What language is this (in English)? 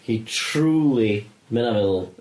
Welsh